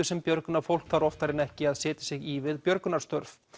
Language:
Icelandic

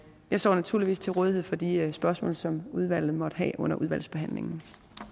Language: Danish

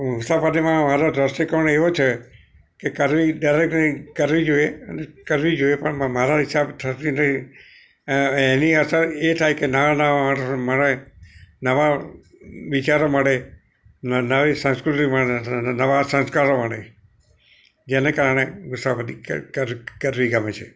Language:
Gujarati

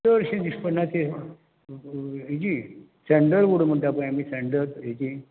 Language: Konkani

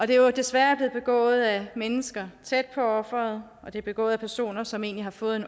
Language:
Danish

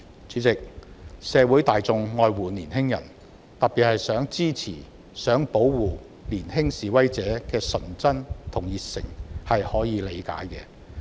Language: Cantonese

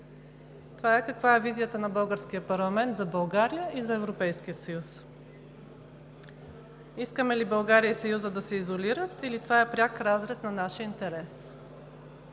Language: Bulgarian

